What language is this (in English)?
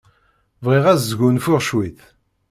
Kabyle